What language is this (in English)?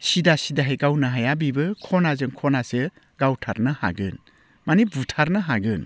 Bodo